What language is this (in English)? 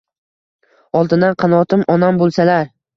Uzbek